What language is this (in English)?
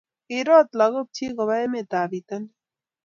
Kalenjin